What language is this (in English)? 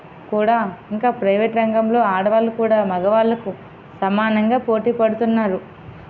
Telugu